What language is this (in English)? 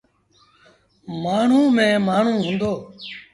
Sindhi Bhil